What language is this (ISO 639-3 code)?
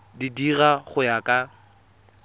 tsn